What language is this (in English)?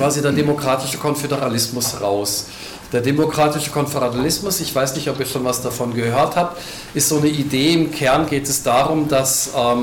German